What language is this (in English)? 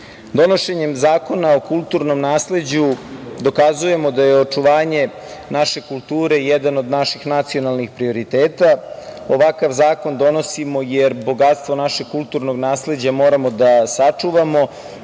Serbian